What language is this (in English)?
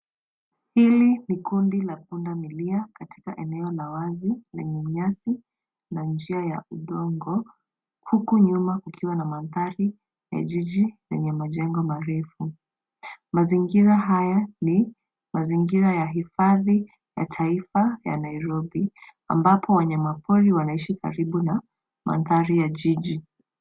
Swahili